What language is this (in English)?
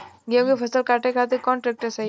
Bhojpuri